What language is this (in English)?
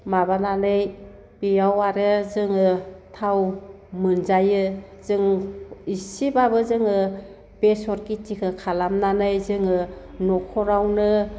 Bodo